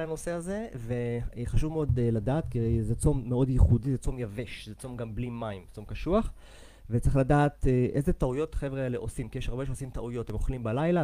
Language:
Hebrew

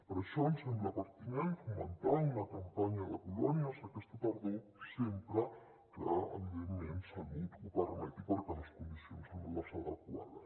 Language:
Catalan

